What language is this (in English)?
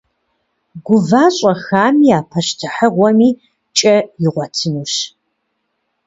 Kabardian